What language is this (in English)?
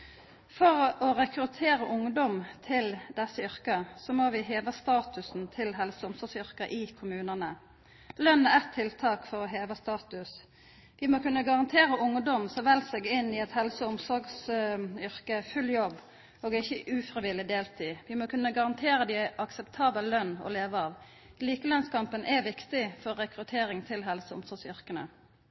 Norwegian Nynorsk